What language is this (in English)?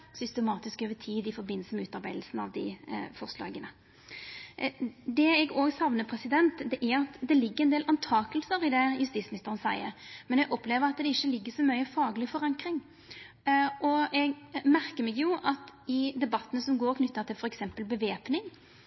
Norwegian Nynorsk